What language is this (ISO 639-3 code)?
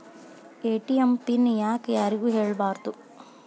kan